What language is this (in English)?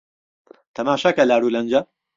Central Kurdish